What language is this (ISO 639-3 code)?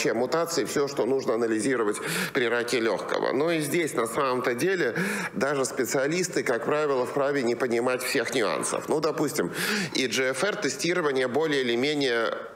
rus